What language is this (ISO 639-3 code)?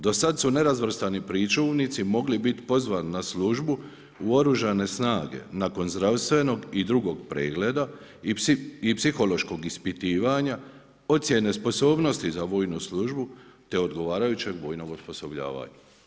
hrv